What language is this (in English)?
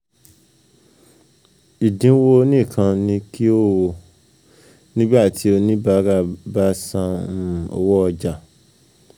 Yoruba